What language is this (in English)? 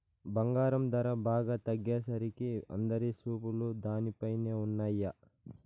Telugu